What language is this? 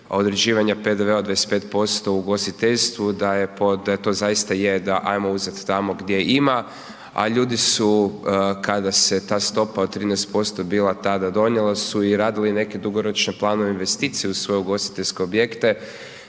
Croatian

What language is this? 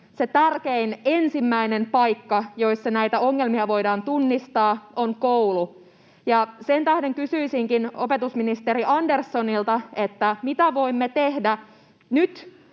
Finnish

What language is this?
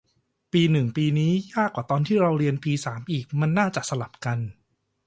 Thai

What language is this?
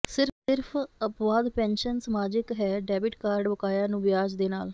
Punjabi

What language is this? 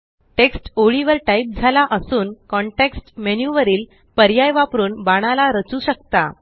Marathi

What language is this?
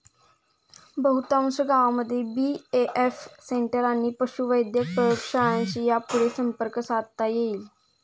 Marathi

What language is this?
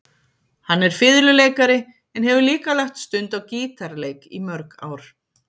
Icelandic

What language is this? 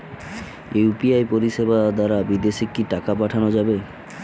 Bangla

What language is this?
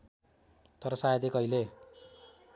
Nepali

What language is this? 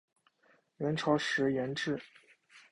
Chinese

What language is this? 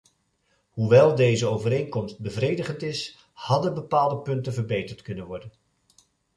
Dutch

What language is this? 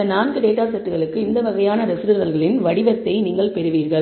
Tamil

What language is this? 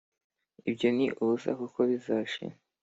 Kinyarwanda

